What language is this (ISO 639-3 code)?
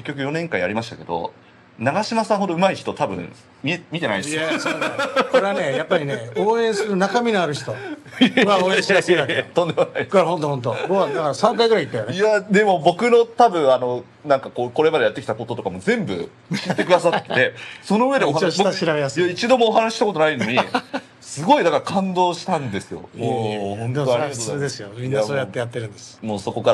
jpn